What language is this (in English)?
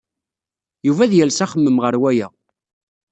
Kabyle